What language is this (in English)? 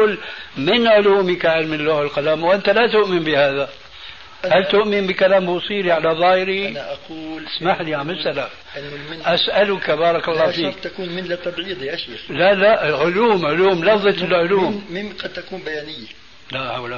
Arabic